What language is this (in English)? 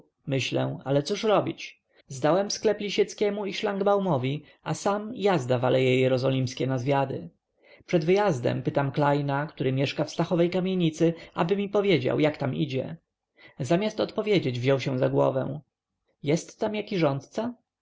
Polish